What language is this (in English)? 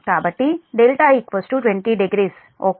Telugu